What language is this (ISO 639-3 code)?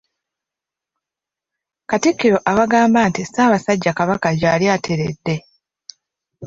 lug